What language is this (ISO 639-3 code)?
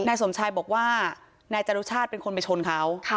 tha